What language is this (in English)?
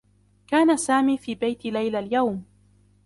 Arabic